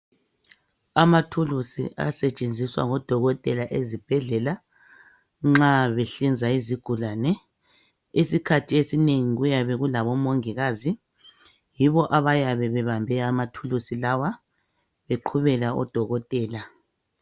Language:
North Ndebele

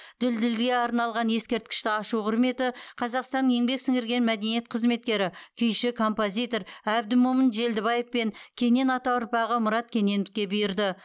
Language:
Kazakh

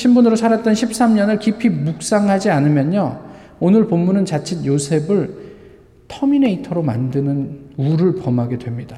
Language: Korean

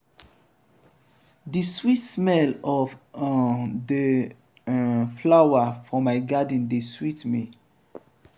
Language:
Nigerian Pidgin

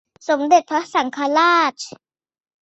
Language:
Thai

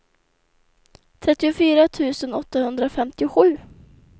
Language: Swedish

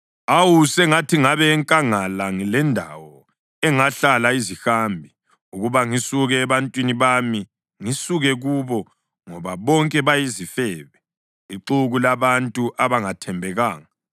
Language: North Ndebele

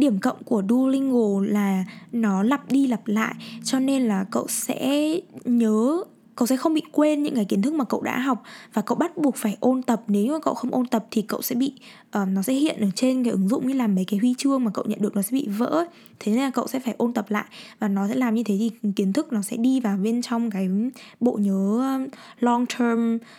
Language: Vietnamese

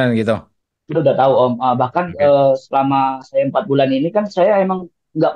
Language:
Indonesian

